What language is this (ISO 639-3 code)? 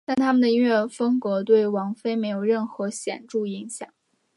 zho